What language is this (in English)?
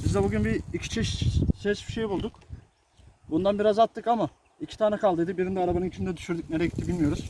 Turkish